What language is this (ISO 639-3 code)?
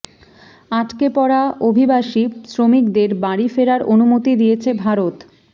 ben